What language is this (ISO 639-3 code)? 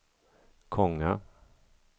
swe